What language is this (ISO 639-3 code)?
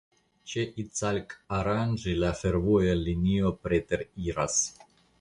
epo